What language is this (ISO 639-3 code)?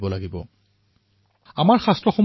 asm